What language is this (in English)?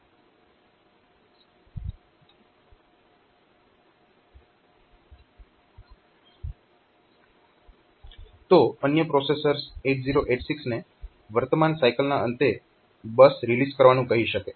Gujarati